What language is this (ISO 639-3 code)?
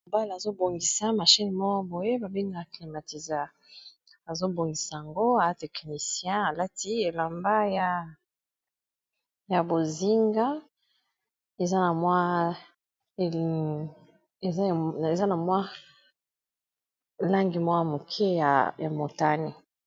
lin